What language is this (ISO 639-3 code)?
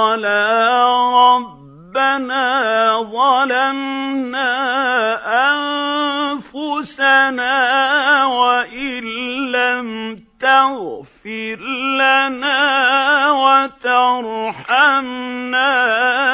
ara